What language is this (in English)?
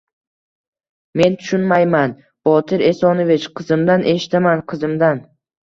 Uzbek